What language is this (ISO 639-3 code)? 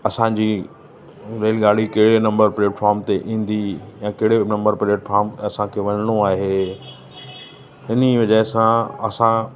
snd